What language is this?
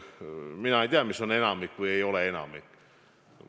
Estonian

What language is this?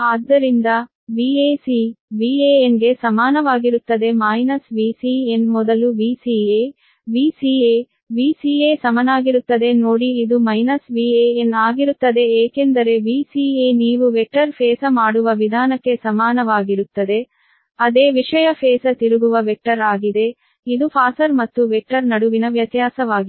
Kannada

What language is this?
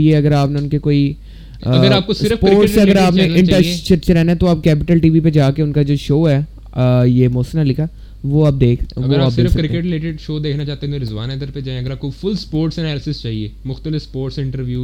Urdu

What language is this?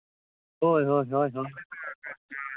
Santali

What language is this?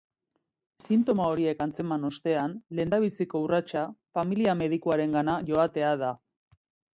Basque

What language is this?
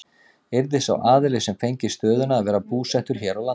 Icelandic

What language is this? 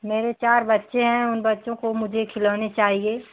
Hindi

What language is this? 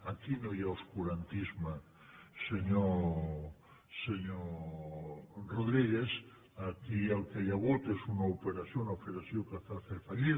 Catalan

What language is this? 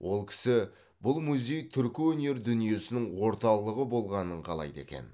Kazakh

